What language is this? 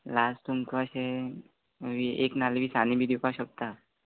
Konkani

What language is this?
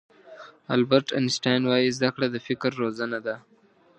Pashto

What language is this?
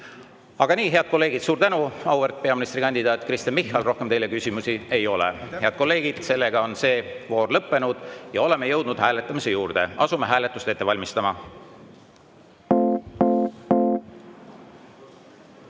Estonian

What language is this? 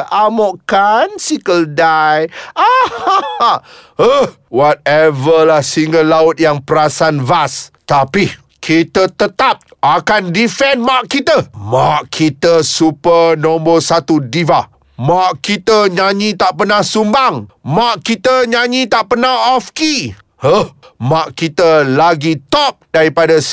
Malay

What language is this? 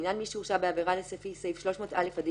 Hebrew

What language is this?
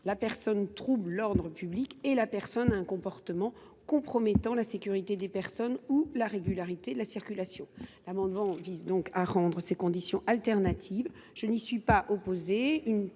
French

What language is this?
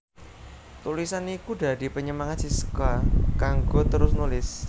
Javanese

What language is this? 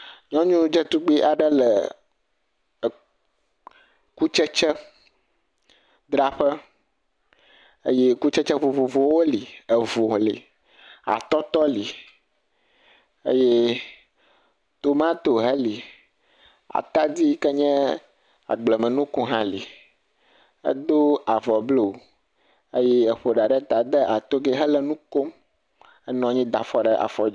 Ewe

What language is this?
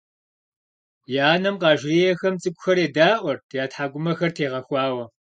Kabardian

